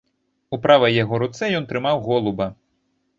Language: Belarusian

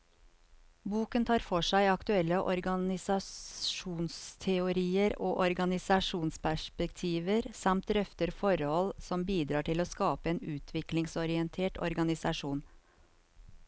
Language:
Norwegian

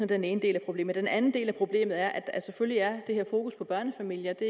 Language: Danish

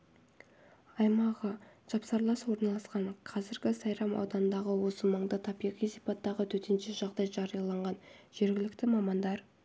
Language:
Kazakh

